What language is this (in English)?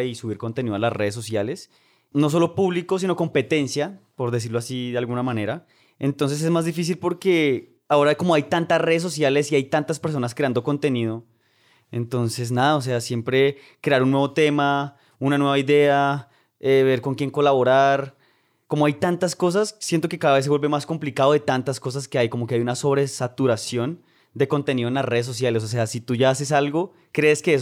Spanish